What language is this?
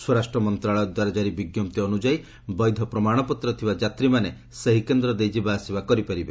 Odia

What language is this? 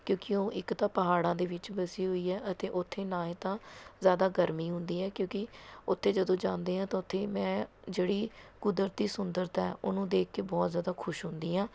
Punjabi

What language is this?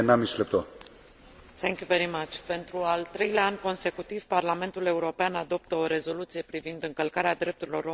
Romanian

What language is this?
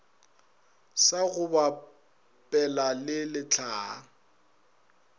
Northern Sotho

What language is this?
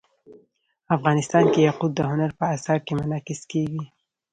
Pashto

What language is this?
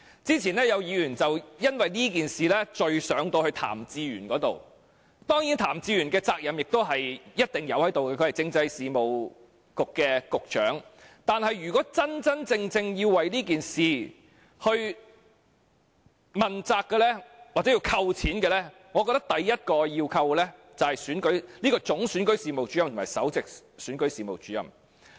Cantonese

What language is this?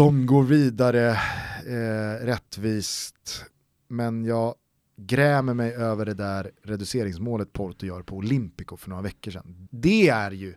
Swedish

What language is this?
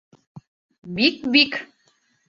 Bashkir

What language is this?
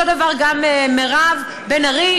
Hebrew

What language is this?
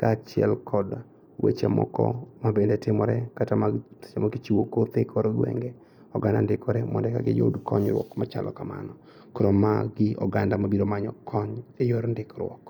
Luo (Kenya and Tanzania)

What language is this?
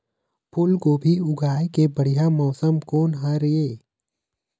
Chhattisgarhi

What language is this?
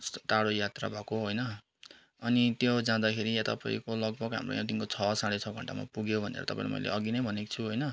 Nepali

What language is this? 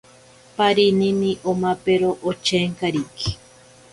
Ashéninka Perené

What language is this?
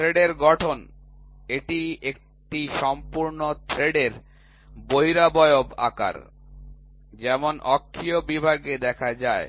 Bangla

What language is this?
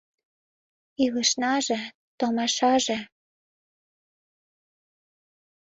Mari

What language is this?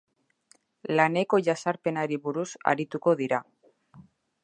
Basque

